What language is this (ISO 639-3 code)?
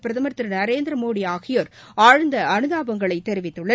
tam